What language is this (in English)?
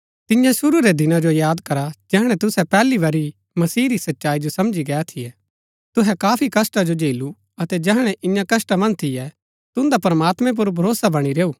Gaddi